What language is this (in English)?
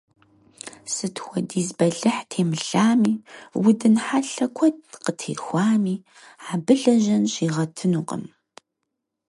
Kabardian